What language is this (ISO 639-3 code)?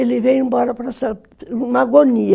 por